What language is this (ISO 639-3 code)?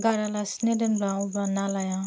brx